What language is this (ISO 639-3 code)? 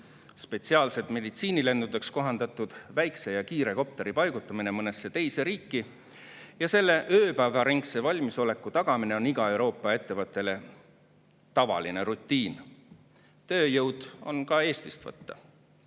est